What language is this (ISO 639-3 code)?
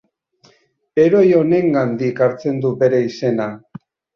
eus